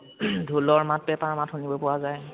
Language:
Assamese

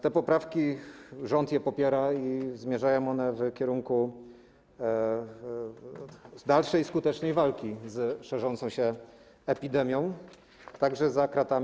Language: Polish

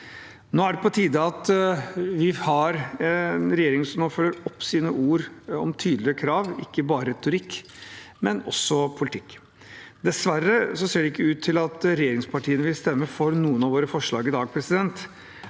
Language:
Norwegian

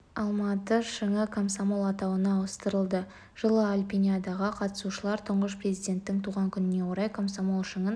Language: Kazakh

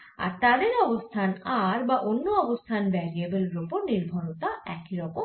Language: Bangla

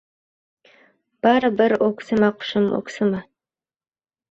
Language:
Uzbek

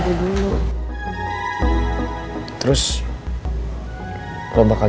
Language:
Indonesian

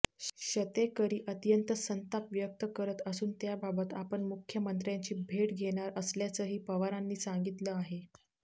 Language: Marathi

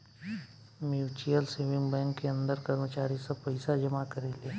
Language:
Bhojpuri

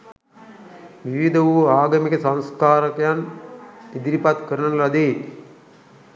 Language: Sinhala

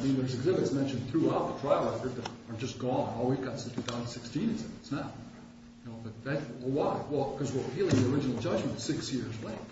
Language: English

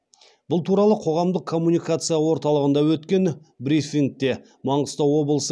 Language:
Kazakh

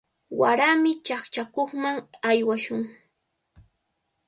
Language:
Cajatambo North Lima Quechua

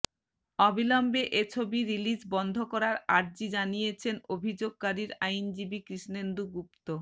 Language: Bangla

